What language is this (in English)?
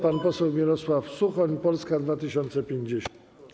Polish